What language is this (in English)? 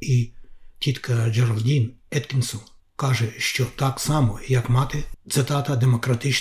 Ukrainian